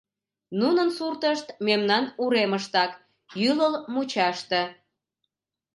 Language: Mari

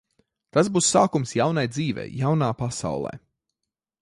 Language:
Latvian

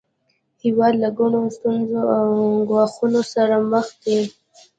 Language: Pashto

